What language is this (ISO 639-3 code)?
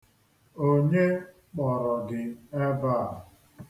ibo